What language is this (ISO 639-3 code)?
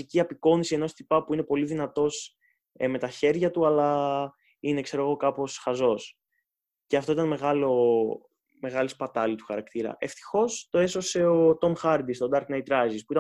ell